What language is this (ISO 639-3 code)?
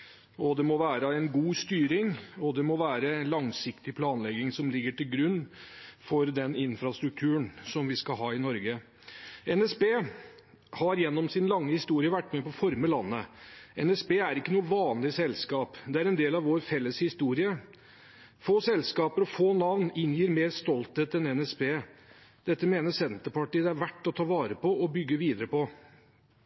nob